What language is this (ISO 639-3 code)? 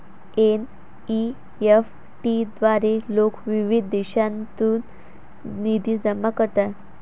mar